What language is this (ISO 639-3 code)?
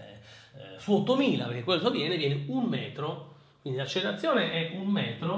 ita